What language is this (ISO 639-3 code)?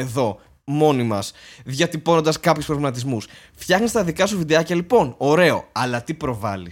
ell